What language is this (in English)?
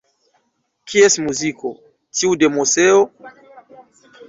Esperanto